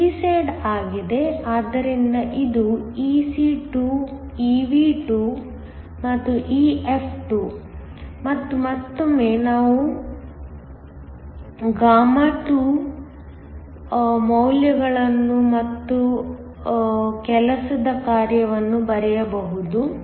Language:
Kannada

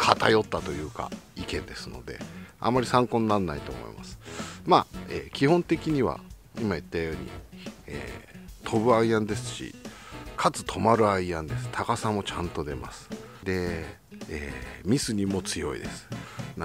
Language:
Japanese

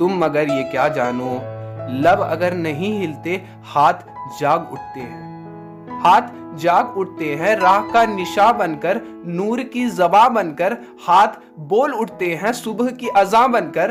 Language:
Urdu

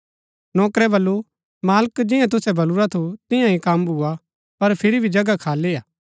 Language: Gaddi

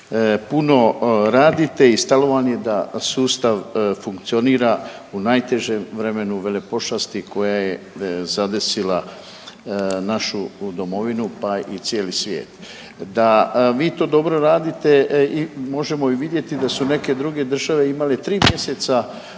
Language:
Croatian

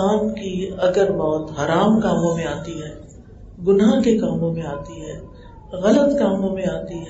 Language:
Urdu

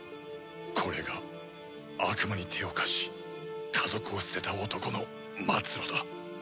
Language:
Japanese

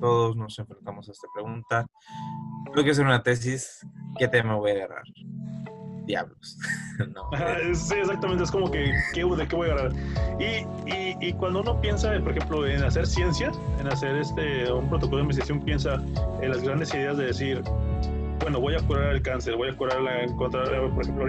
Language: Spanish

